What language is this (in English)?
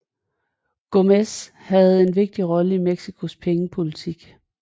Danish